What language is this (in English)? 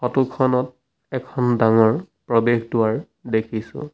Assamese